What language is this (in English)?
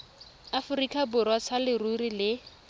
Tswana